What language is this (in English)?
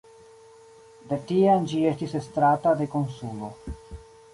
Esperanto